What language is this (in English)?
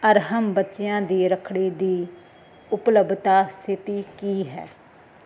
Punjabi